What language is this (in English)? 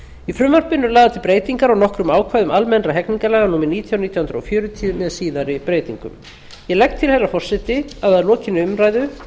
Icelandic